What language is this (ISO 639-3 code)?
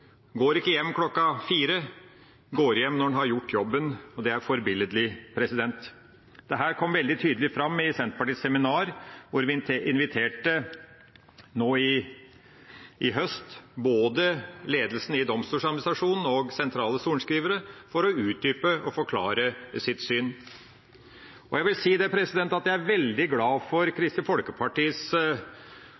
nob